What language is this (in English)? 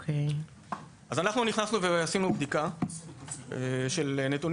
Hebrew